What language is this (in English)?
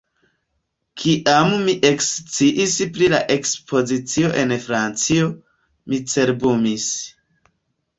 Esperanto